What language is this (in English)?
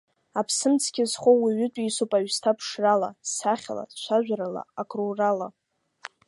Abkhazian